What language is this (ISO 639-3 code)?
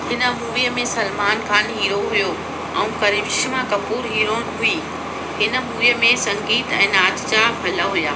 snd